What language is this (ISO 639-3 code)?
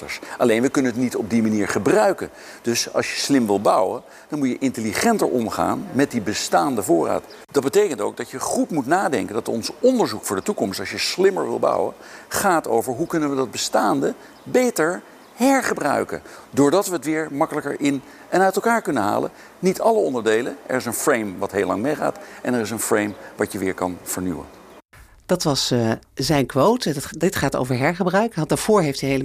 nld